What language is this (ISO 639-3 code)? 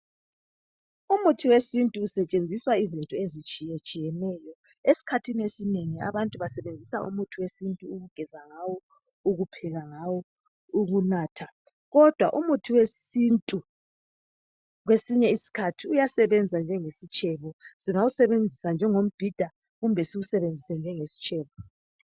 nde